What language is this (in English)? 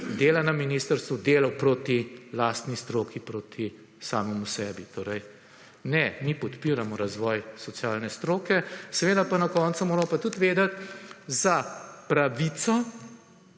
Slovenian